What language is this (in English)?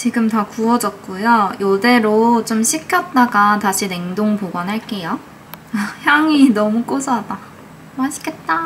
Korean